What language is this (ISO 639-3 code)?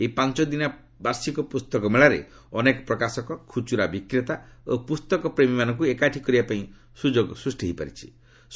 ori